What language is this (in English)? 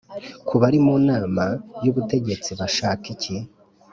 Kinyarwanda